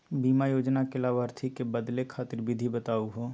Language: Magahi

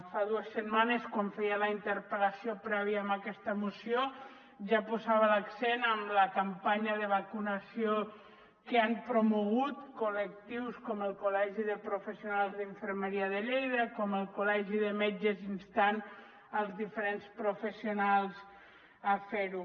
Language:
Catalan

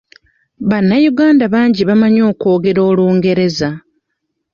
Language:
Ganda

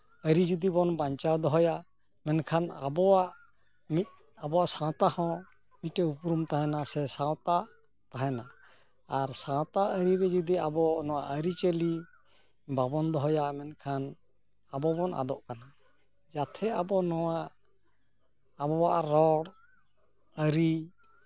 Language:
Santali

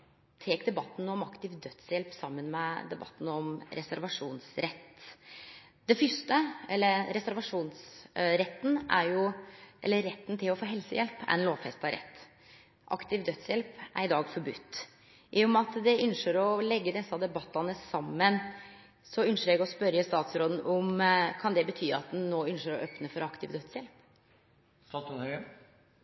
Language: Norwegian Nynorsk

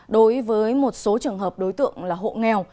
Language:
Vietnamese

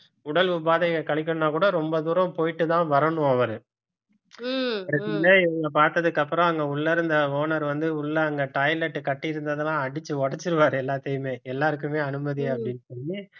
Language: Tamil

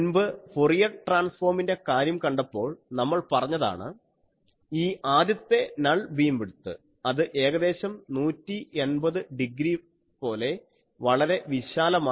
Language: Malayalam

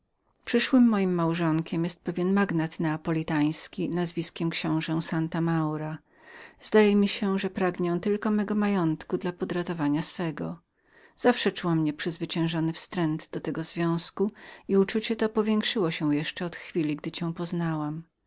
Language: Polish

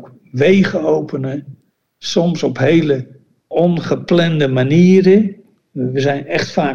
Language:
Dutch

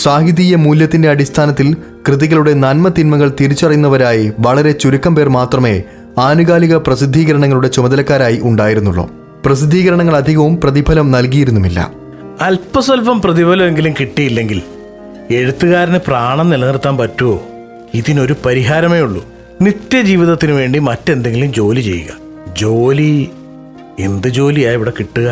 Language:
Malayalam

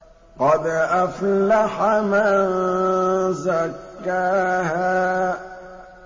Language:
Arabic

